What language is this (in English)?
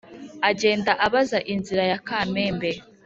Kinyarwanda